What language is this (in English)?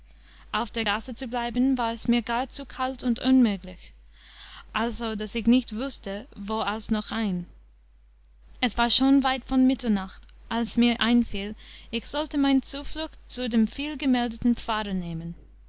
German